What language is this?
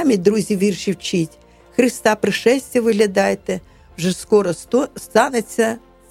Ukrainian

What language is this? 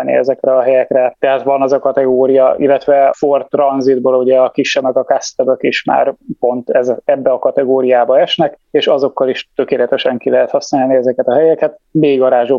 Hungarian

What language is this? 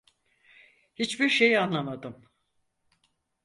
Turkish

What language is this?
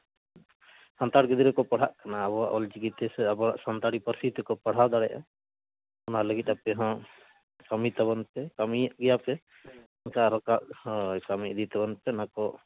Santali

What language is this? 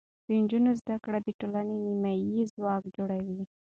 Pashto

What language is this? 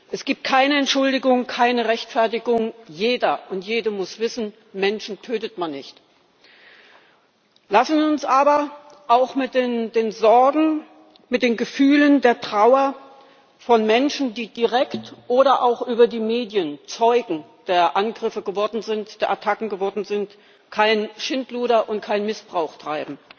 German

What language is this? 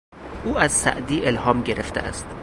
Persian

